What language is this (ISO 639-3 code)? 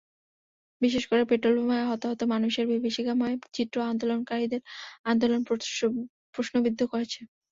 ben